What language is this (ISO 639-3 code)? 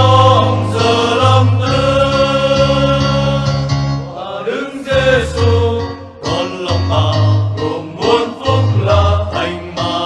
vie